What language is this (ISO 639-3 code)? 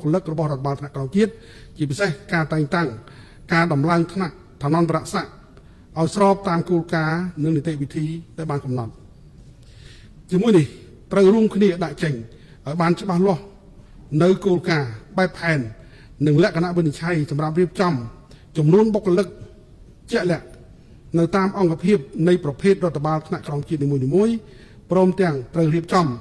tha